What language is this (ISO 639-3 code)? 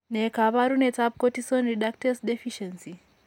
kln